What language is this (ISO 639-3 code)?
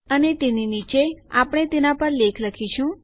guj